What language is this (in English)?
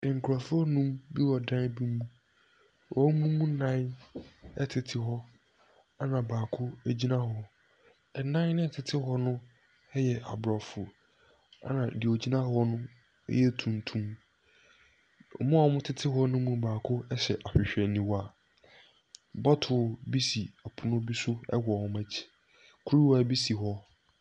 Akan